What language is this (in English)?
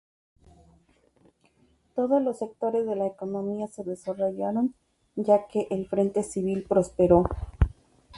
Spanish